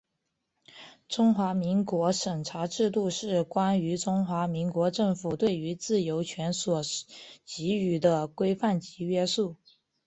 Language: Chinese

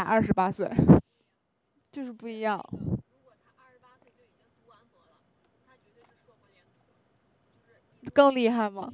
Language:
Chinese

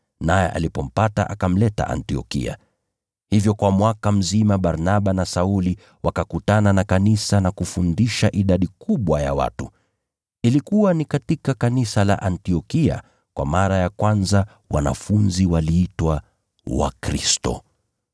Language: Swahili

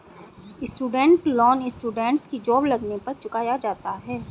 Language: Hindi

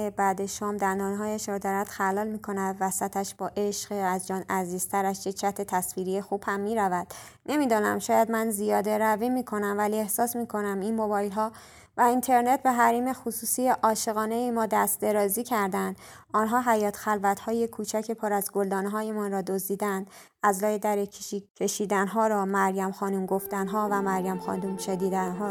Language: Persian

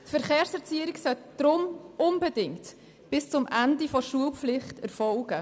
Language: Swiss German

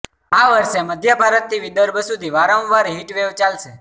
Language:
Gujarati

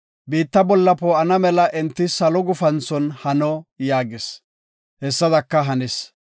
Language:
Gofa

